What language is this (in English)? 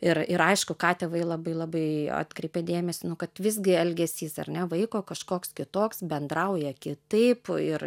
Lithuanian